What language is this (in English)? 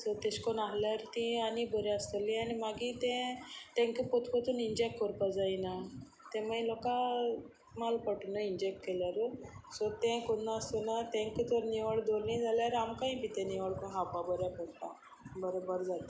Konkani